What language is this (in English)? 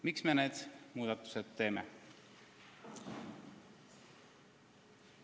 Estonian